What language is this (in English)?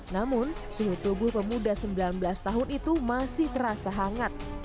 Indonesian